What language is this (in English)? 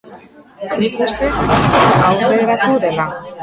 Basque